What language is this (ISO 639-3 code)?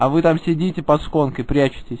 rus